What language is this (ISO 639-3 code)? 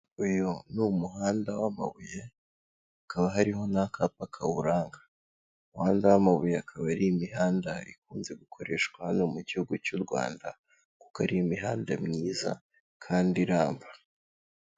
kin